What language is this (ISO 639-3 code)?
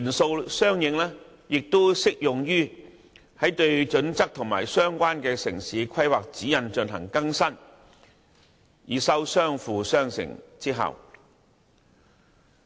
yue